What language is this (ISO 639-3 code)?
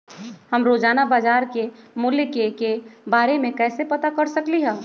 mag